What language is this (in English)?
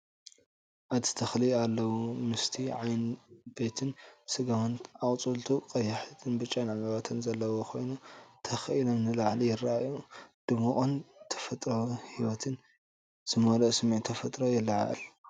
Tigrinya